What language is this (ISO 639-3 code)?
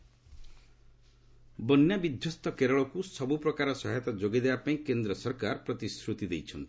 ori